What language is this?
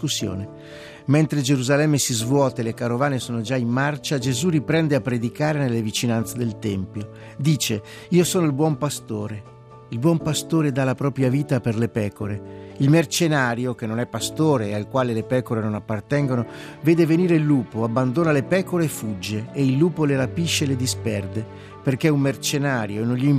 Italian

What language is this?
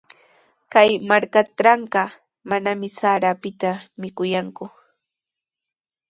Sihuas Ancash Quechua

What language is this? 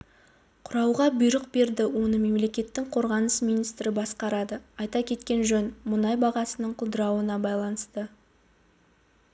Kazakh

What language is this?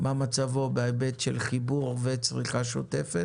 Hebrew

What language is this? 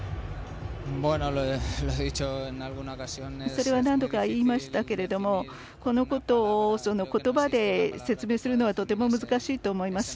Japanese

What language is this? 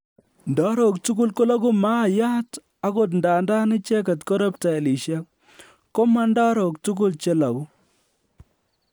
Kalenjin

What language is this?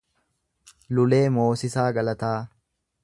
Oromo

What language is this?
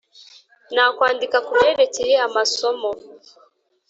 Kinyarwanda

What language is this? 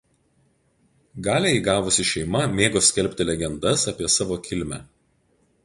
Lithuanian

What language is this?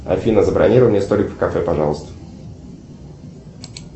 Russian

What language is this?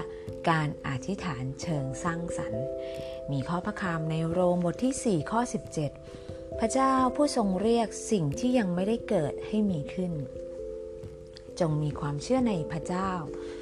Thai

